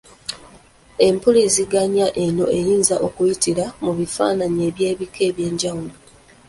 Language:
Ganda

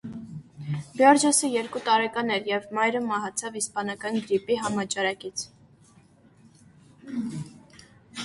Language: Armenian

